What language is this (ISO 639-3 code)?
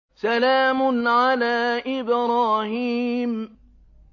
ara